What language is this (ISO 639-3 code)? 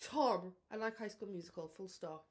cym